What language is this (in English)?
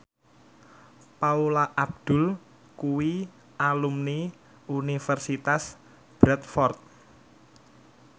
Javanese